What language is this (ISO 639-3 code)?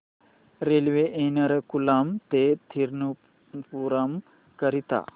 mar